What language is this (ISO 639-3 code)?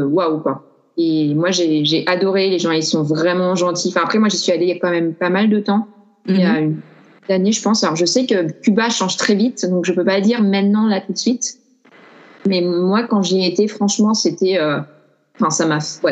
fra